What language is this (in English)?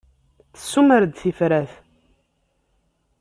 Kabyle